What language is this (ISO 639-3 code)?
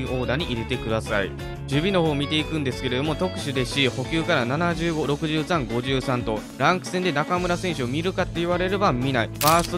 jpn